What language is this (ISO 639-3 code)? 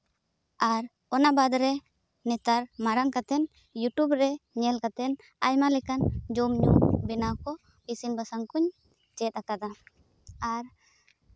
sat